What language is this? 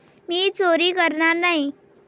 Marathi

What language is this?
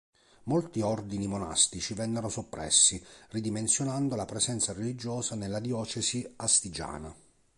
Italian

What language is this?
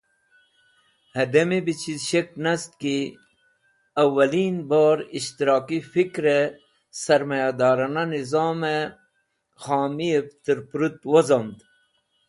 Wakhi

